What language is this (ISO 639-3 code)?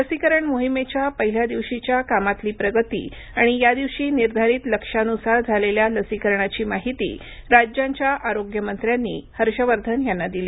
mar